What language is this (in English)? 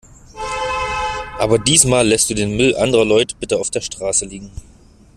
German